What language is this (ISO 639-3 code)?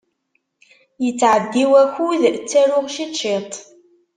kab